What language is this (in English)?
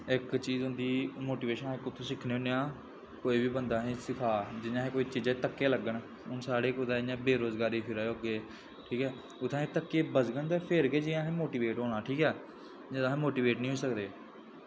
Dogri